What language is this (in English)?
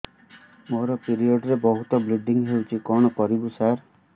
Odia